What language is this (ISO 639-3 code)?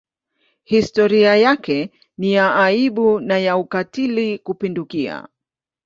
swa